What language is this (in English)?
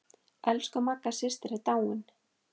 Icelandic